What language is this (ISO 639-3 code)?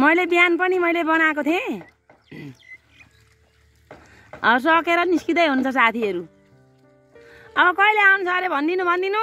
tha